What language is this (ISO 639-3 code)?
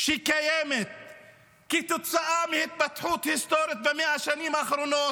heb